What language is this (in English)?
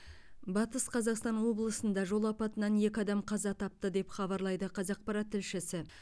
Kazakh